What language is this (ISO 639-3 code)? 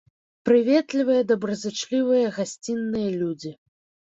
bel